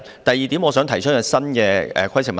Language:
Cantonese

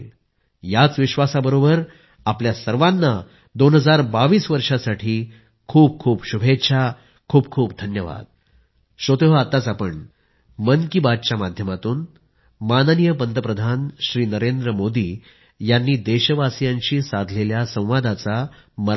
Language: Marathi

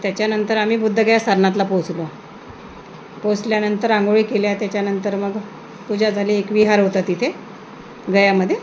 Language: Marathi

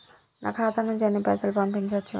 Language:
Telugu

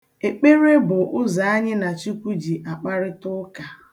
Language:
Igbo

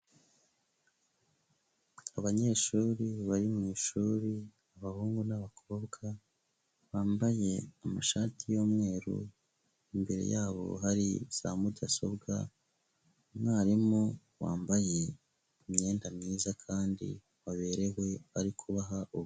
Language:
Kinyarwanda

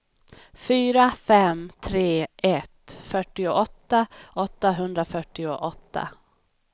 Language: Swedish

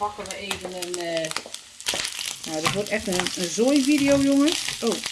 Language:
Dutch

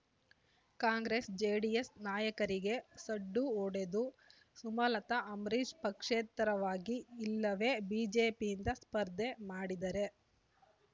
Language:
Kannada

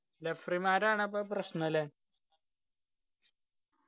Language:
Malayalam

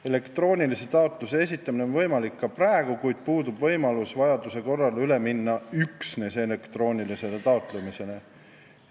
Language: Estonian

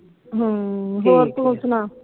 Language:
Punjabi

